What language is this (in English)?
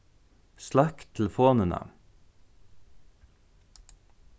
Faroese